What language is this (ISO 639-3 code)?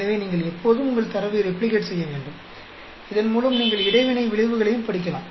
tam